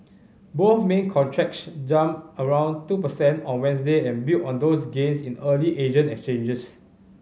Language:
English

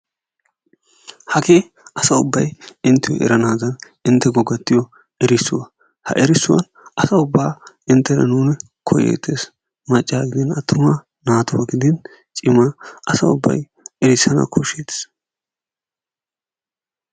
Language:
Wolaytta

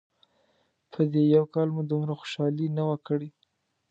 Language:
Pashto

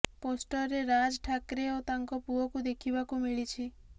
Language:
Odia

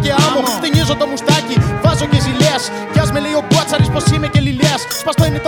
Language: Greek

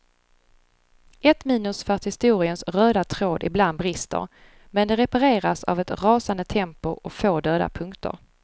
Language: Swedish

